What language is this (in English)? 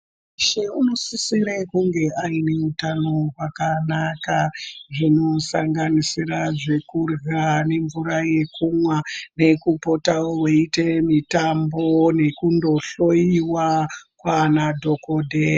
Ndau